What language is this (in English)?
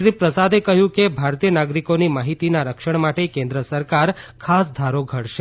Gujarati